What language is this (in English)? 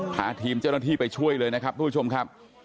Thai